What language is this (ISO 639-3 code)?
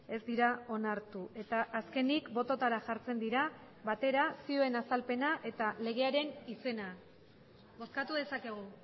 eus